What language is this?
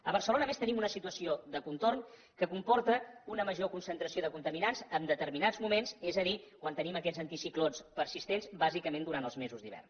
Catalan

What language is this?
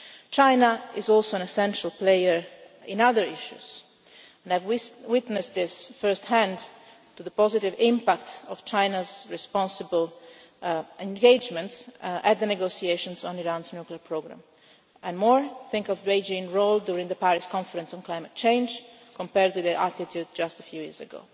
English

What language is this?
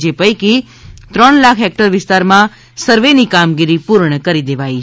Gujarati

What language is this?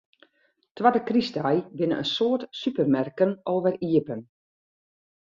Western Frisian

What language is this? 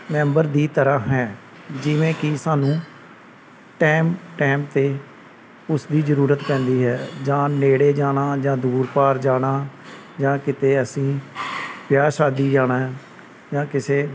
Punjabi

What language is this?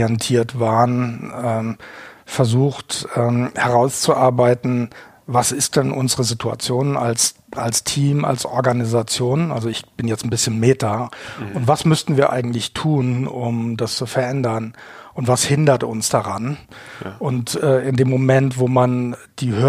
German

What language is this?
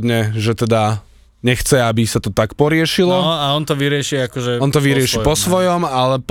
Slovak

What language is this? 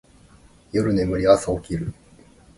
Japanese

